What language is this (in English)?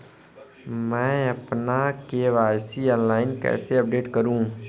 Hindi